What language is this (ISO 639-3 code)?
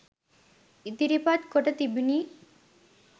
sin